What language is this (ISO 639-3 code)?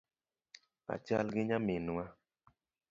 luo